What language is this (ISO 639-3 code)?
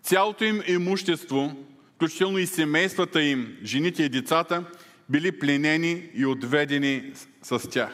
bul